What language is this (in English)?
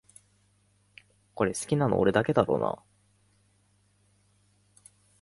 Japanese